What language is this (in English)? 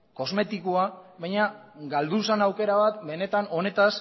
Basque